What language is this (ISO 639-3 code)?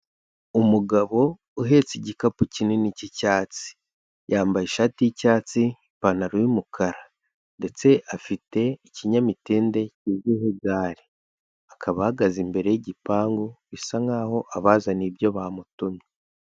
kin